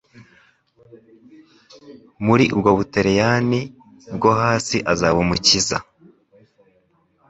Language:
Kinyarwanda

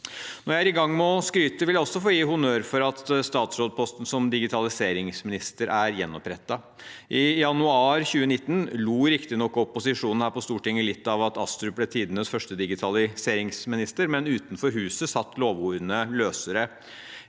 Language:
Norwegian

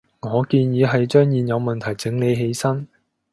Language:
Cantonese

